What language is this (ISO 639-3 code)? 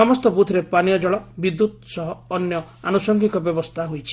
ori